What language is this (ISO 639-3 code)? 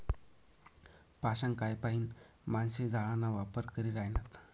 mar